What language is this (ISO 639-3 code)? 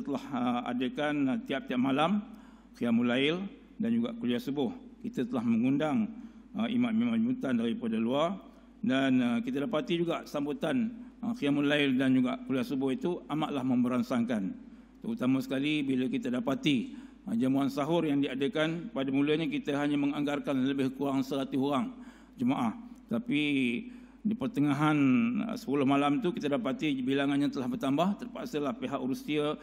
msa